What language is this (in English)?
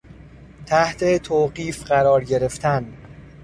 Persian